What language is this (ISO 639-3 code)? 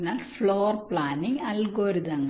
mal